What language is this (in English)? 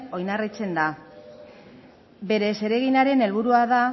Basque